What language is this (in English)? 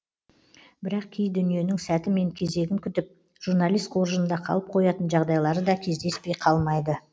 Kazakh